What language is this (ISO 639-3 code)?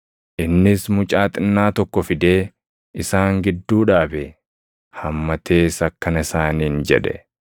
orm